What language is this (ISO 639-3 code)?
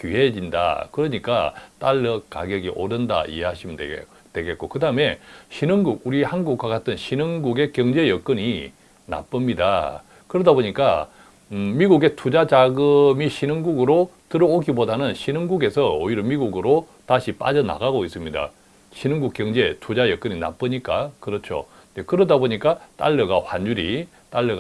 kor